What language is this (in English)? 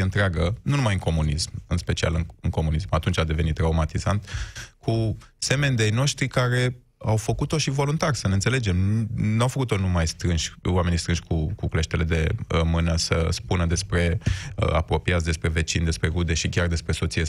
Romanian